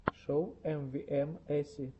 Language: Russian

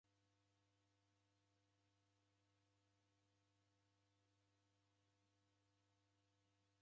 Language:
Taita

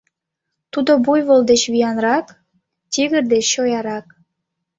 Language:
Mari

